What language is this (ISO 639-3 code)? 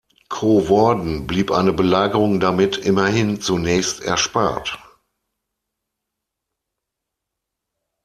deu